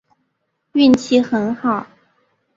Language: Chinese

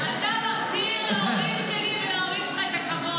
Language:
Hebrew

